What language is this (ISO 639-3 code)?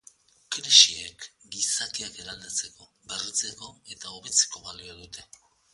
eus